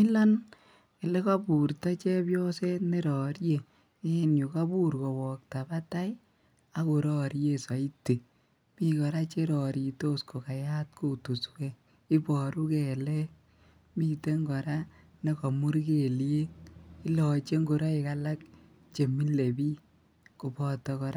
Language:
Kalenjin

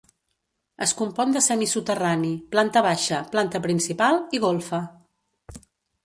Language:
Catalan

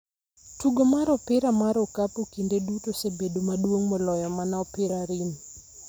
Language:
Luo (Kenya and Tanzania)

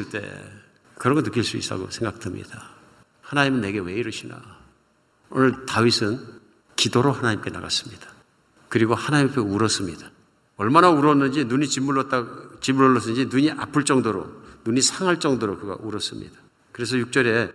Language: Korean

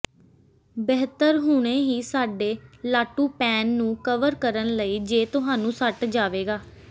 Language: Punjabi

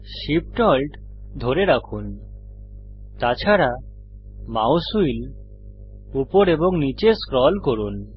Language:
Bangla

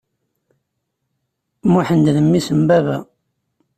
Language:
Kabyle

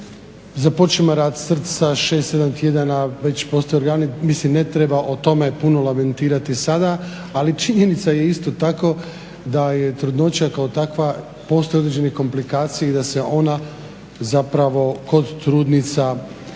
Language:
Croatian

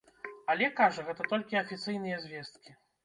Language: Belarusian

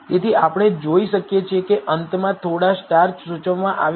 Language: Gujarati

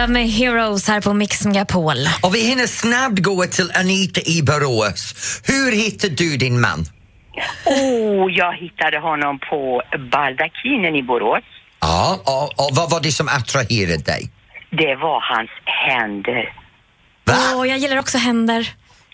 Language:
Swedish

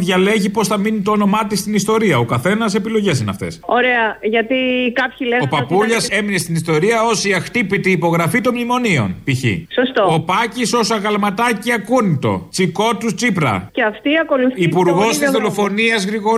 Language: Greek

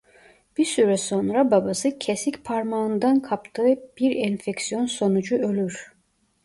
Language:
Turkish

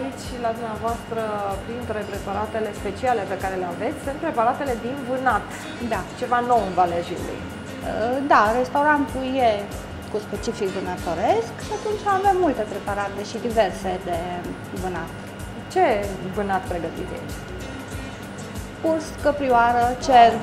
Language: Romanian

